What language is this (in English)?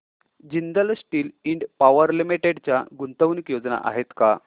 Marathi